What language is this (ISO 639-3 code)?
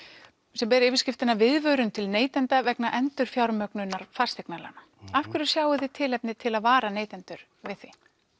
isl